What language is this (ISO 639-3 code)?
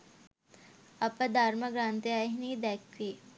sin